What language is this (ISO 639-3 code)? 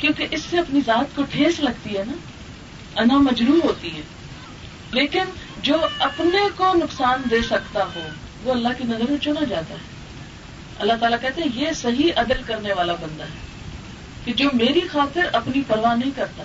urd